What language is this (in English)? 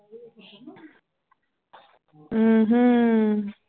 Punjabi